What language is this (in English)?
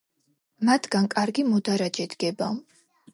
Georgian